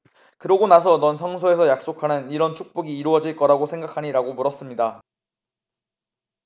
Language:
Korean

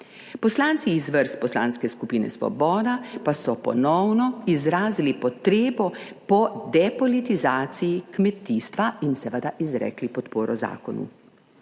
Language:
Slovenian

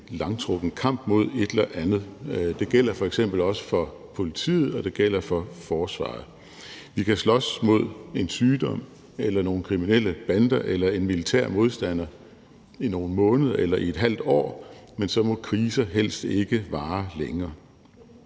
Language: Danish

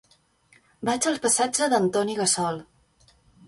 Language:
Catalan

